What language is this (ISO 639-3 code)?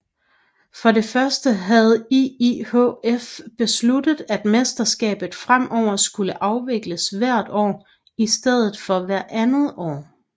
dan